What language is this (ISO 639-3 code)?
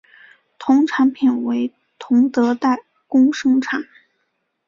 zho